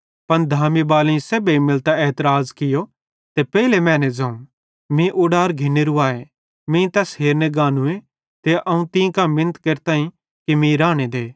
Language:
Bhadrawahi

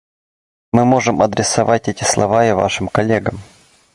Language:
Russian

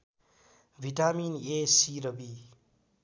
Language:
Nepali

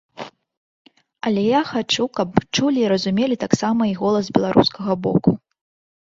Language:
Belarusian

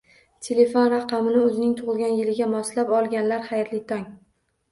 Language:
Uzbek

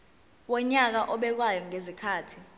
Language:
Zulu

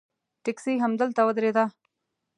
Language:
Pashto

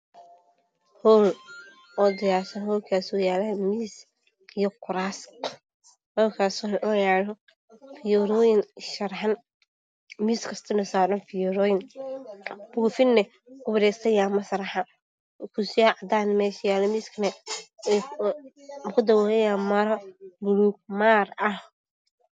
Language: Somali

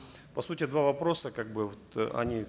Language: Kazakh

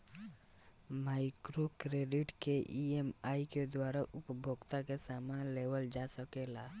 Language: Bhojpuri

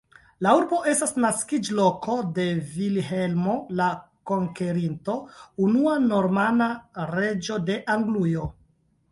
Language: Esperanto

